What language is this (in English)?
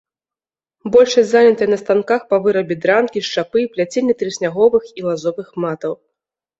Belarusian